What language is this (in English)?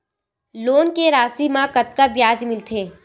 Chhattisgarhi